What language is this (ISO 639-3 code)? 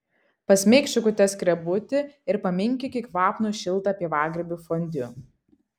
lit